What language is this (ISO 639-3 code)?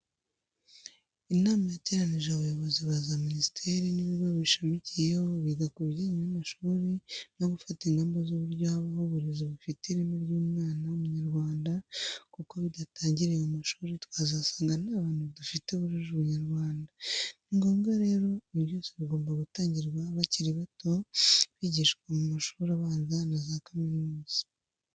kin